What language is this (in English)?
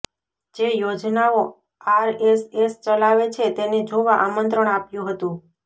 Gujarati